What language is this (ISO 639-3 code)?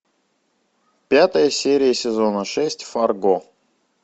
rus